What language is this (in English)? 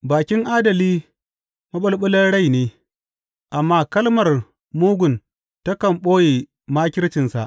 Hausa